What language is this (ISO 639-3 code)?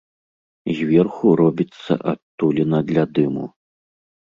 bel